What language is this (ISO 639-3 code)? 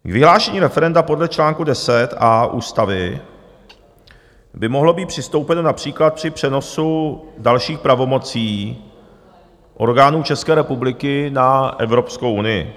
ces